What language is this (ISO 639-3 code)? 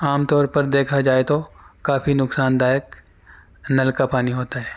urd